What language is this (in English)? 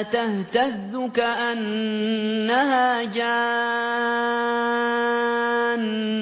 Arabic